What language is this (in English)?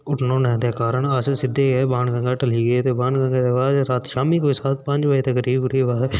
Dogri